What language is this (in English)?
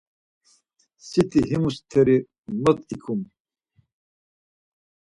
Laz